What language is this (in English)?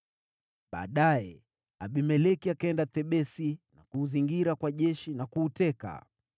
Swahili